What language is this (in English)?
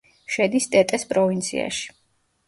Georgian